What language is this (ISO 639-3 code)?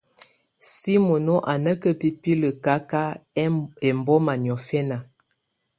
tvu